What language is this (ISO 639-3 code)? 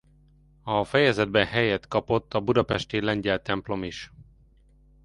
hun